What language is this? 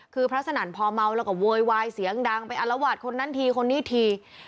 Thai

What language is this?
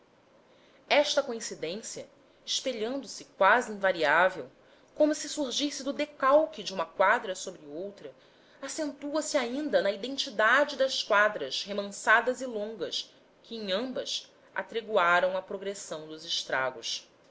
Portuguese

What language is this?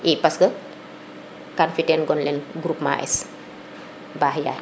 Serer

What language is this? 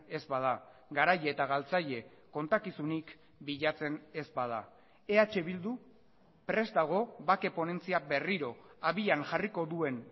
Basque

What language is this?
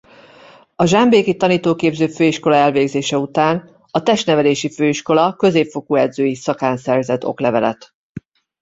Hungarian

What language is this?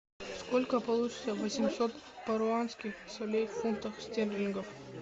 Russian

